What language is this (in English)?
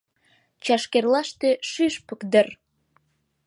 Mari